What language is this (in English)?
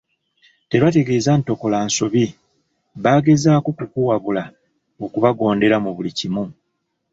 Ganda